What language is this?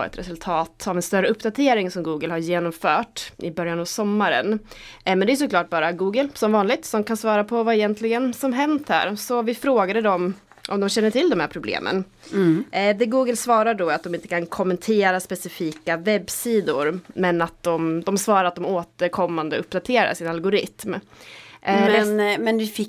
Swedish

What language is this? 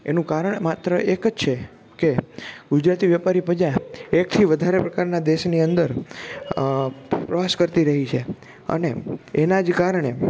Gujarati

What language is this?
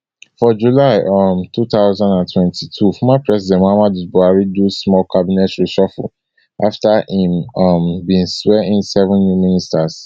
Nigerian Pidgin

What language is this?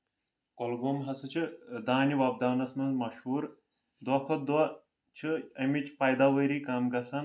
Kashmiri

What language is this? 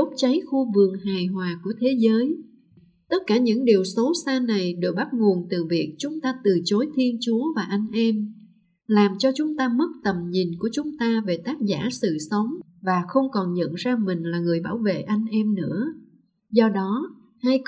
Vietnamese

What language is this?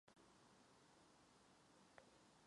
Czech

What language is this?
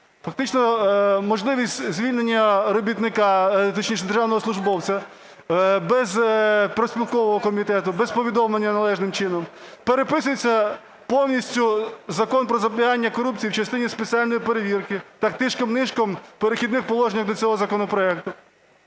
Ukrainian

